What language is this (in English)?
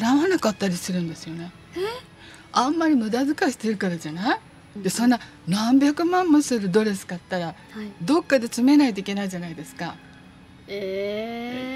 Japanese